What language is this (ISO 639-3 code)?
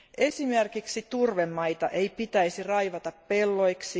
fin